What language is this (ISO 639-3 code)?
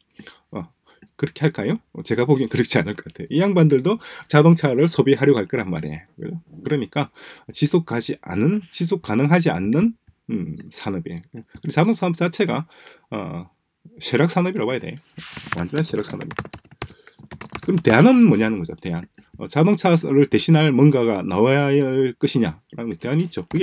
kor